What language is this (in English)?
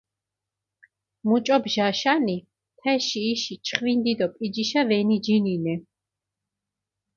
Mingrelian